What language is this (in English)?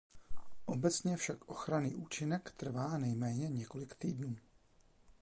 Czech